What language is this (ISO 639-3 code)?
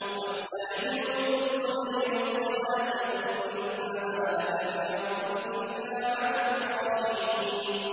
ara